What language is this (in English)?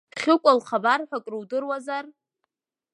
Abkhazian